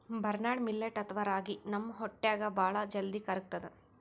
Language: Kannada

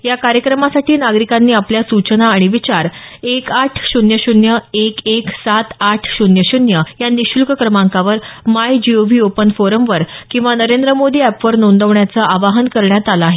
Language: Marathi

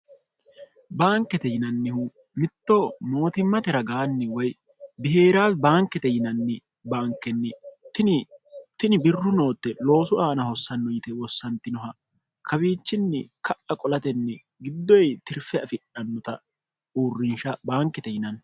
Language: Sidamo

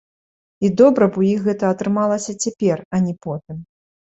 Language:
Belarusian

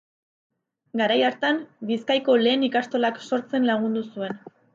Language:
Basque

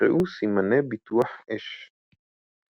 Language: Hebrew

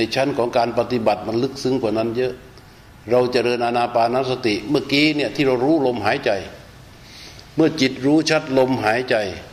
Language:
Thai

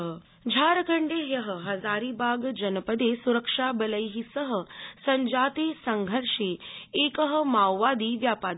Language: Sanskrit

